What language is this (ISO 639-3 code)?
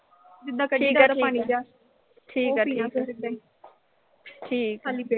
pan